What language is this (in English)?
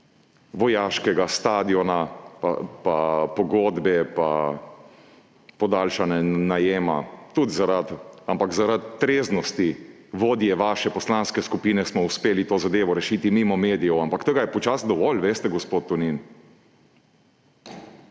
Slovenian